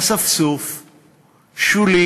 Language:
Hebrew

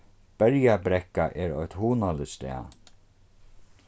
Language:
Faroese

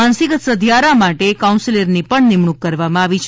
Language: Gujarati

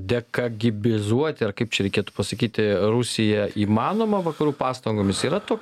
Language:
Lithuanian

